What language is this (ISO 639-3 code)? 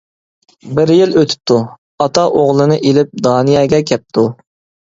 uig